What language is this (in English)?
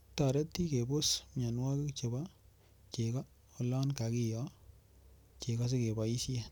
Kalenjin